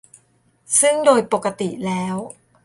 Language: Thai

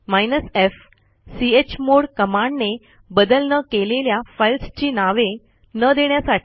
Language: Marathi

